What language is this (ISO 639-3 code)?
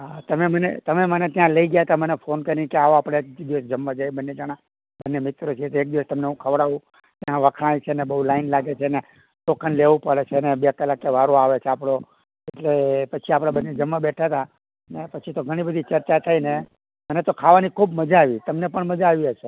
guj